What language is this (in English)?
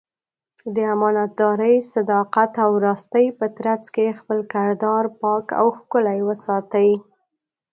Pashto